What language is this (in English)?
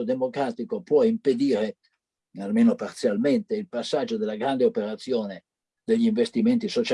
Italian